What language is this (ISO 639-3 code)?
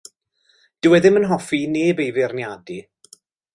cym